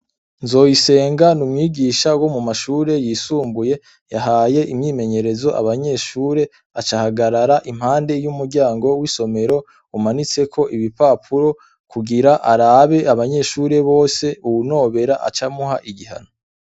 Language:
Rundi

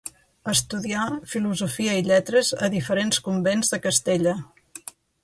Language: Catalan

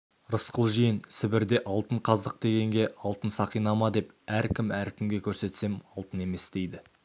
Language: Kazakh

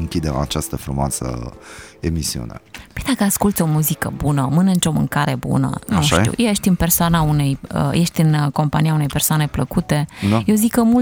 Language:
Romanian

